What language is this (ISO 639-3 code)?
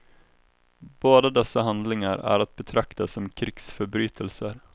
swe